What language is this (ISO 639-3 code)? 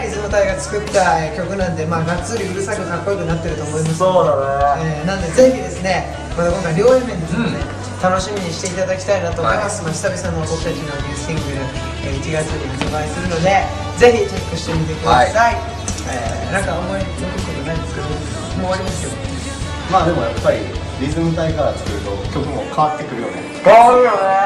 jpn